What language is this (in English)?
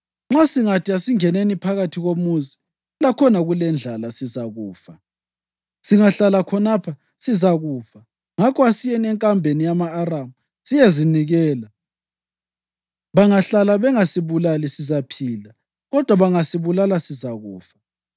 North Ndebele